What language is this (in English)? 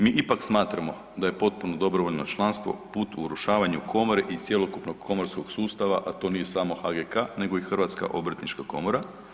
Croatian